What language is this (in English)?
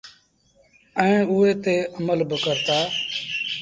Sindhi Bhil